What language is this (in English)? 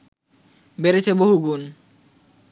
Bangla